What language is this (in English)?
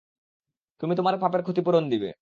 Bangla